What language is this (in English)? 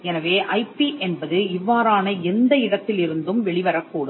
Tamil